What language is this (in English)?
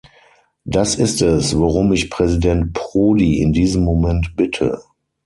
German